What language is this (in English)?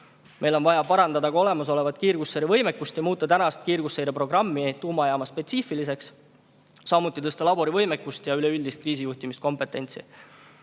Estonian